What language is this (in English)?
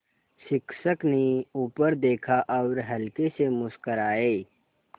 Hindi